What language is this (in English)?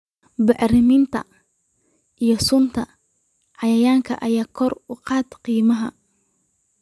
Somali